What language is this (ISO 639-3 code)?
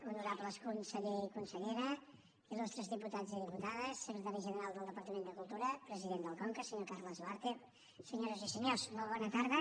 cat